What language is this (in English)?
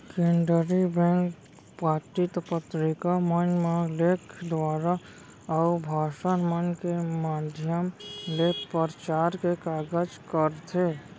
Chhattisgarhi